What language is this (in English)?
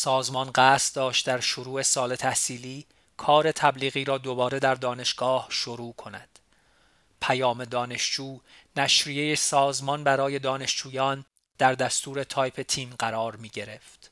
Persian